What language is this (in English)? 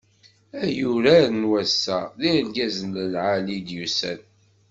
Kabyle